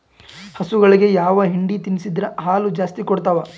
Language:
Kannada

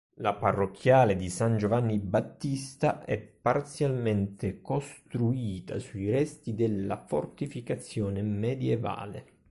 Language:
Italian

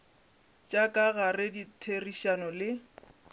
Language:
Northern Sotho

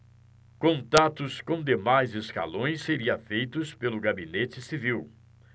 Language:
Portuguese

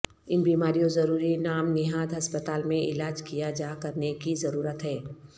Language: Urdu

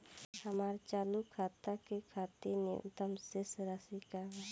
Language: Bhojpuri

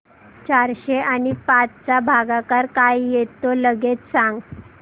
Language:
Marathi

